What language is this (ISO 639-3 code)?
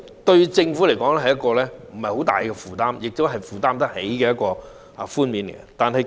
yue